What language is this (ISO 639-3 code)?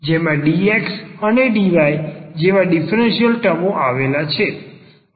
guj